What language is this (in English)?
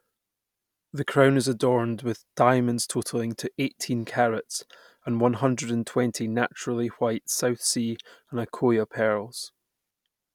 English